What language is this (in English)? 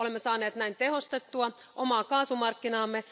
Finnish